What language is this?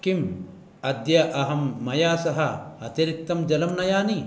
Sanskrit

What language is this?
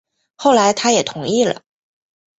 Chinese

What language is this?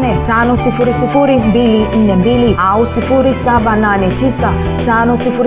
Swahili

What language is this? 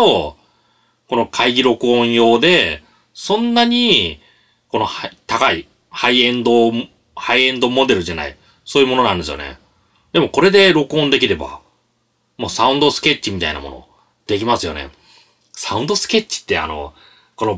Japanese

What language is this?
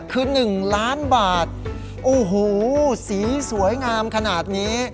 Thai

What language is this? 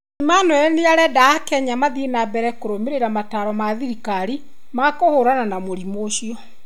Kikuyu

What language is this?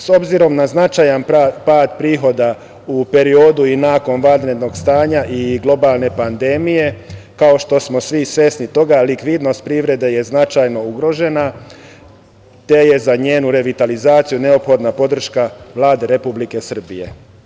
Serbian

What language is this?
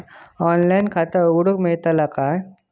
Marathi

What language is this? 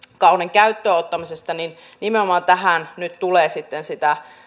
Finnish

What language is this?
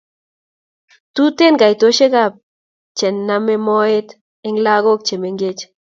Kalenjin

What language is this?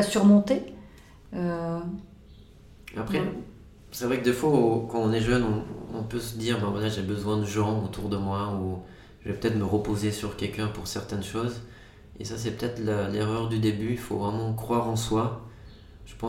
French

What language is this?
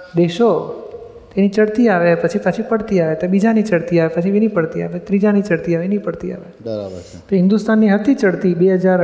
Gujarati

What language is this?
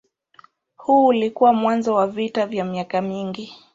Swahili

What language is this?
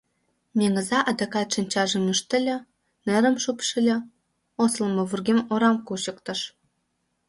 Mari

